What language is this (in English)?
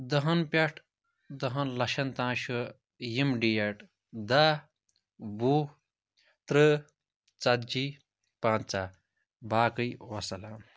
Kashmiri